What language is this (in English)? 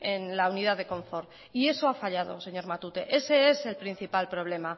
Spanish